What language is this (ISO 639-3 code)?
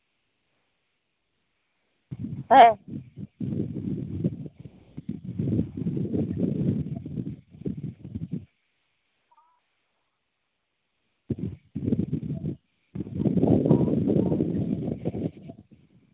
sat